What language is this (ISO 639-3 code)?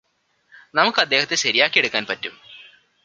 mal